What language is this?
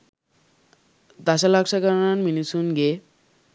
Sinhala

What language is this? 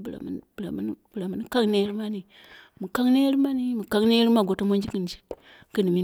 Dera (Nigeria)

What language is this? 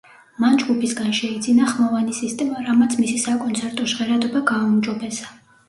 Georgian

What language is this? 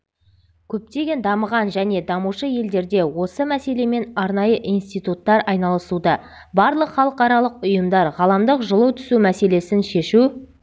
Kazakh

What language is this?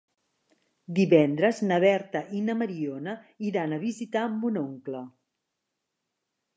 Catalan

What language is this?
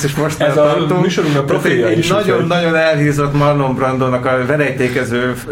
Hungarian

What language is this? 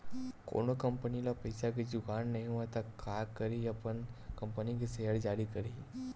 Chhattisgarhi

